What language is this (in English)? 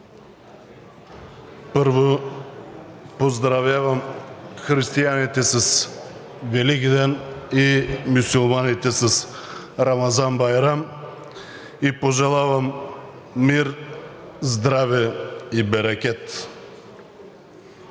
Bulgarian